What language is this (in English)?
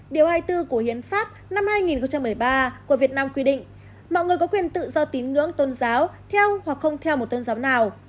Vietnamese